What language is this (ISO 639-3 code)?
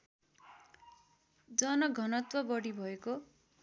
nep